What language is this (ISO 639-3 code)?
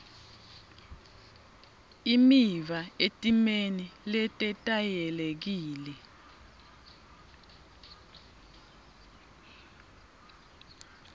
ssw